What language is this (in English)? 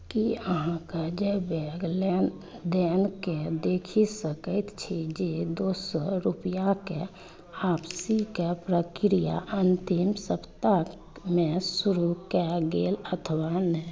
Maithili